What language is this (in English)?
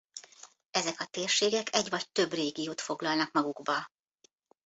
Hungarian